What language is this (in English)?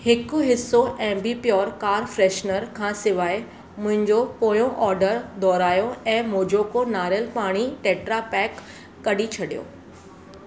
Sindhi